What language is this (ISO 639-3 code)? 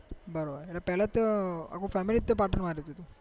guj